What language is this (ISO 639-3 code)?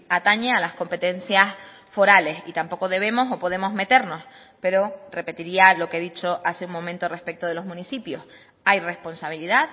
spa